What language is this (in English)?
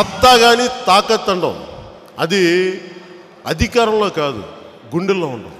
Turkish